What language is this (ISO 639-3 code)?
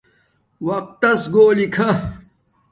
dmk